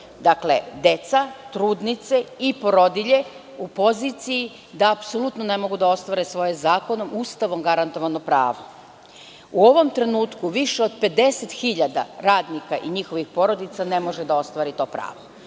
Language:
Serbian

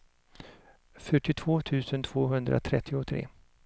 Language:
Swedish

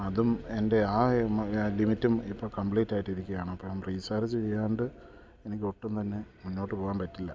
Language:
Malayalam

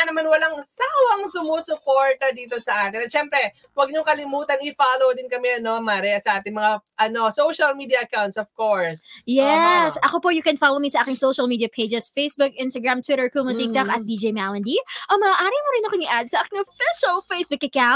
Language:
Filipino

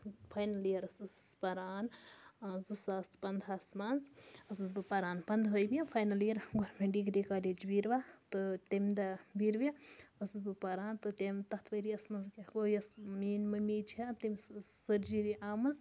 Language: Kashmiri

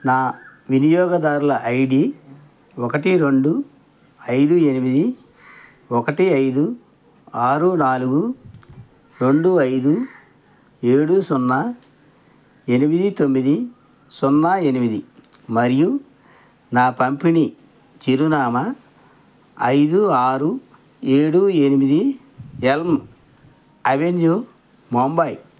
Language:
Telugu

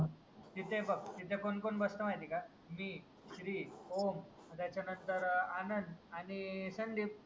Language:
Marathi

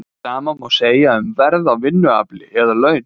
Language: Icelandic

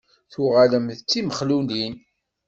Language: Kabyle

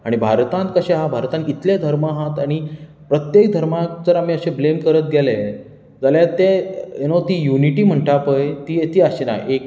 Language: Konkani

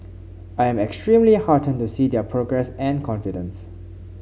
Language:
English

